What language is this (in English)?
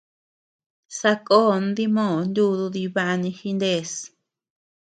Tepeuxila Cuicatec